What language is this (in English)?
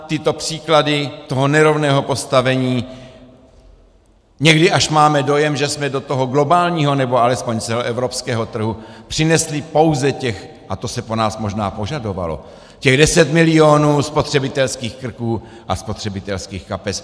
Czech